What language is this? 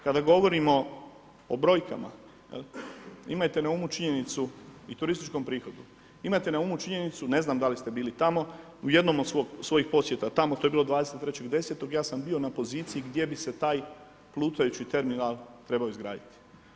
Croatian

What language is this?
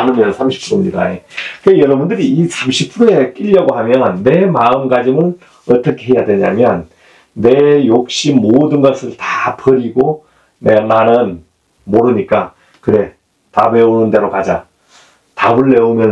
Korean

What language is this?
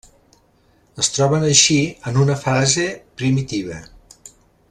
Catalan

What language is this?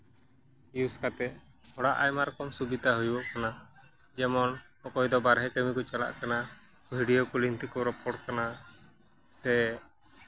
Santali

